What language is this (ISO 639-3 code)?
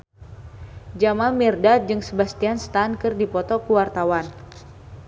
sun